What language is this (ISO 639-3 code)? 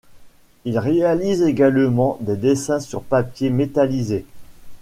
fra